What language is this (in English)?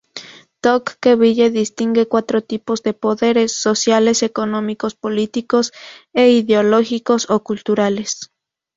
Spanish